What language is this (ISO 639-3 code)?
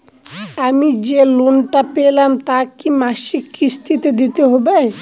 ben